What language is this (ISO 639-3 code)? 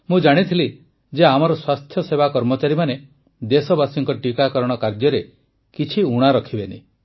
ori